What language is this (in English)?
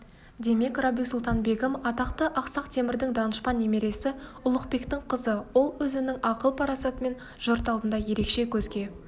Kazakh